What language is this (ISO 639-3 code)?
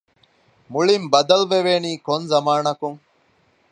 div